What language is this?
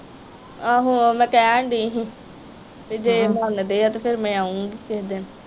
Punjabi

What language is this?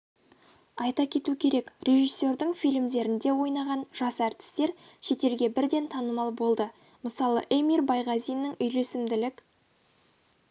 Kazakh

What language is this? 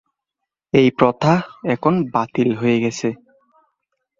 Bangla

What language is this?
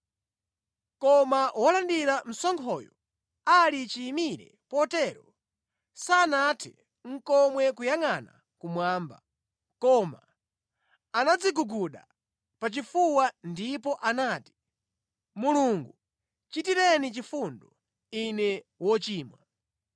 Nyanja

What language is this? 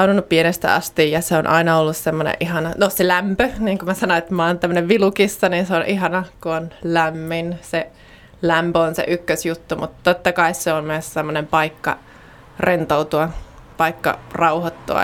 Finnish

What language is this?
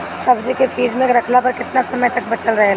Bhojpuri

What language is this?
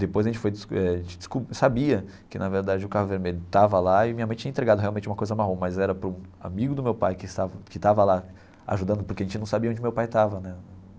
Portuguese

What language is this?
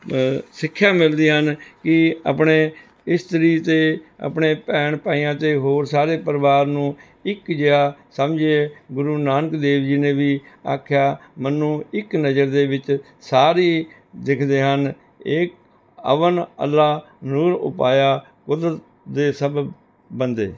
Punjabi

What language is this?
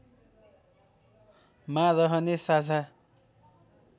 Nepali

